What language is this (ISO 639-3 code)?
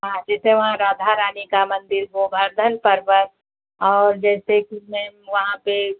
hin